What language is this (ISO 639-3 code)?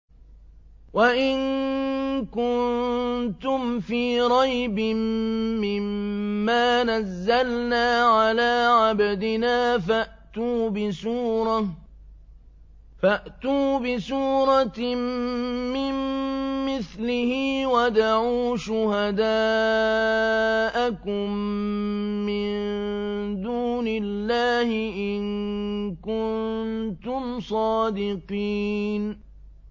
ara